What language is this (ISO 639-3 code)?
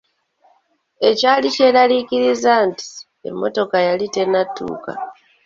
lug